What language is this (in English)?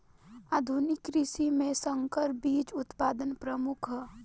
Bhojpuri